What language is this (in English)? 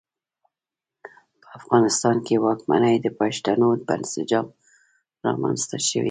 Pashto